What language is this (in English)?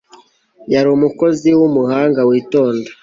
Kinyarwanda